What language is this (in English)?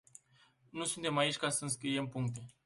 Romanian